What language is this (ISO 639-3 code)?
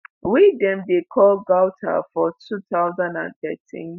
pcm